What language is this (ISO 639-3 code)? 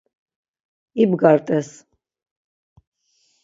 lzz